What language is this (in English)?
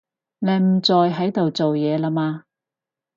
Cantonese